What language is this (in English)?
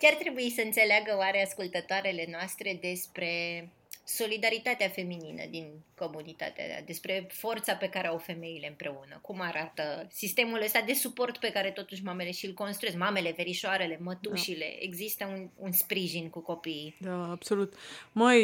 Romanian